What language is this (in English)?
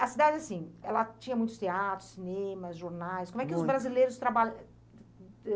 Portuguese